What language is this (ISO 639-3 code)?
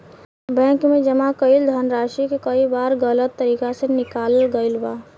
bho